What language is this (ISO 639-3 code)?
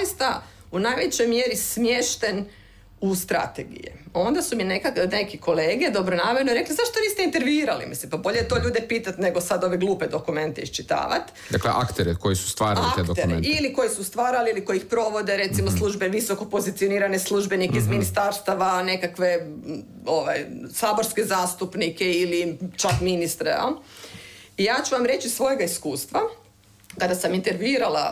hrv